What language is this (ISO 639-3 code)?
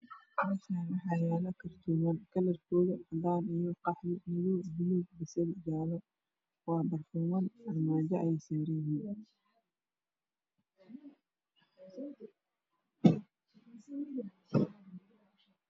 som